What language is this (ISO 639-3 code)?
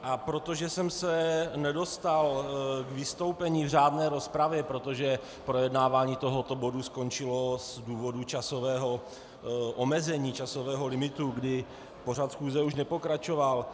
ces